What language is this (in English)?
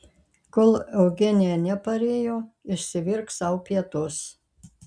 Lithuanian